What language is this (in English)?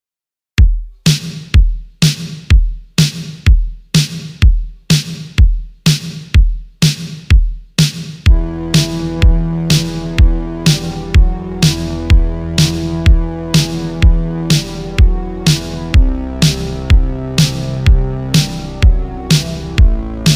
Greek